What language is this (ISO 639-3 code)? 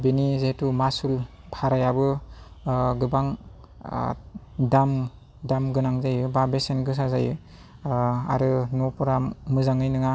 brx